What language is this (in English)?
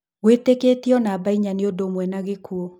Kikuyu